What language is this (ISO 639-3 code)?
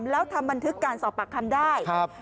tha